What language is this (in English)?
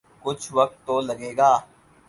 Urdu